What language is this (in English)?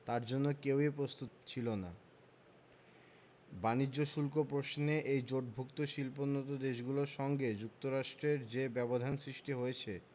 Bangla